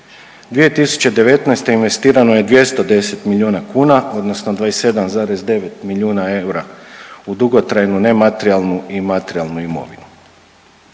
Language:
Croatian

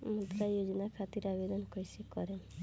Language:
Bhojpuri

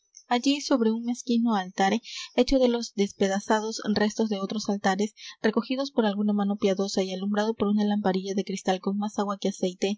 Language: Spanish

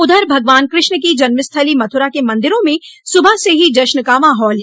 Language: Hindi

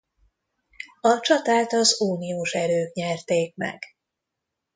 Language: Hungarian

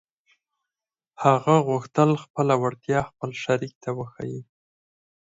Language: Pashto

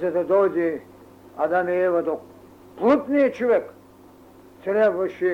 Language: Bulgarian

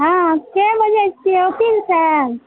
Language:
Maithili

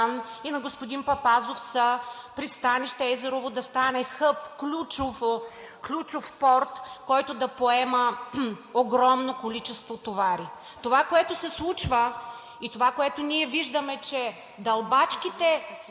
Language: Bulgarian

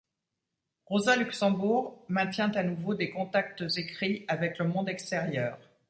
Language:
French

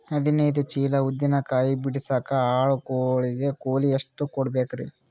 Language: Kannada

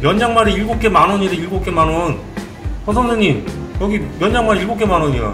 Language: Korean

